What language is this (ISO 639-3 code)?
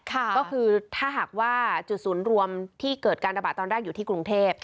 tha